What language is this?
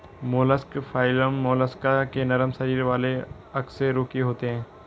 Hindi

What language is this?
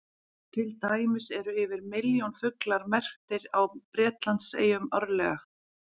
Icelandic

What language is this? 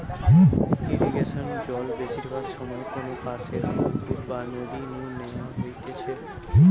Bangla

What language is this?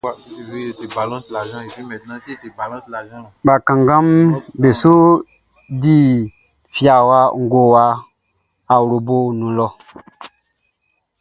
Baoulé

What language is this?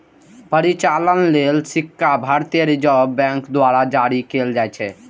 Maithili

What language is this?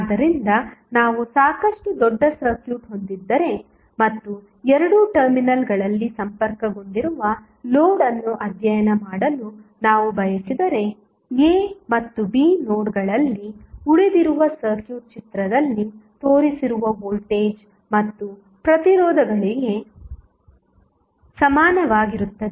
Kannada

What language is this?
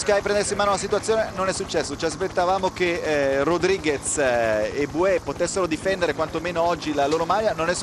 Italian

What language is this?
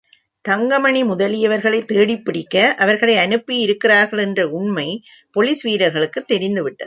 Tamil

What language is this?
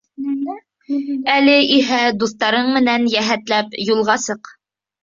Bashkir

